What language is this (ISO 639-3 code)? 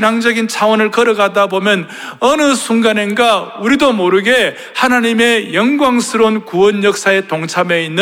kor